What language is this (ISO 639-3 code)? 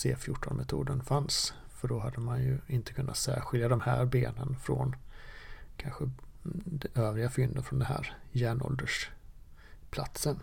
swe